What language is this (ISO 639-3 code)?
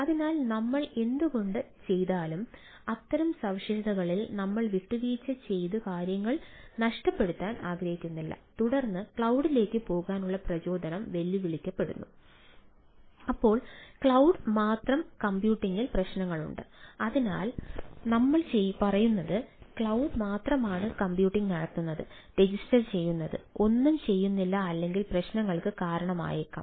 mal